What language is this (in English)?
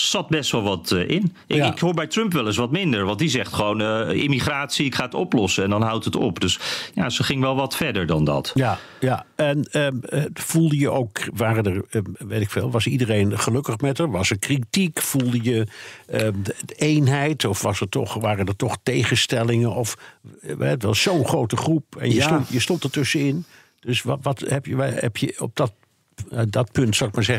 Dutch